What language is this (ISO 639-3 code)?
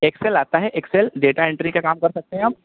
urd